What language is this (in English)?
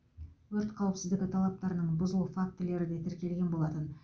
Kazakh